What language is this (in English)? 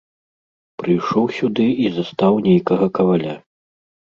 Belarusian